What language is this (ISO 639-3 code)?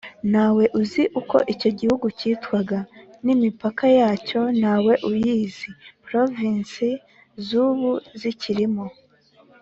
kin